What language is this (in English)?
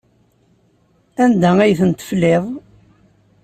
Kabyle